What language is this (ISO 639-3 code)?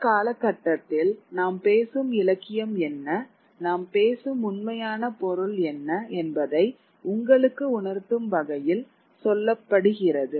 tam